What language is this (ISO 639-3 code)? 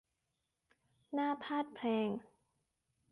tha